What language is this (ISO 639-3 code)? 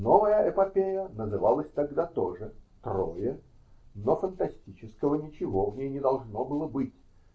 rus